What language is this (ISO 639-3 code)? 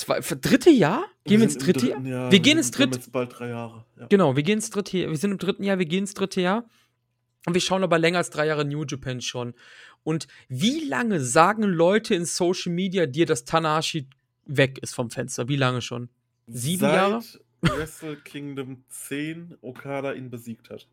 deu